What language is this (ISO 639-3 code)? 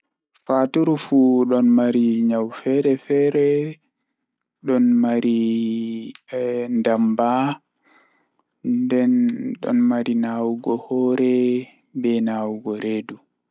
ful